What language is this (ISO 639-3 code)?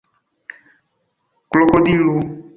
epo